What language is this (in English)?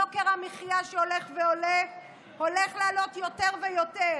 Hebrew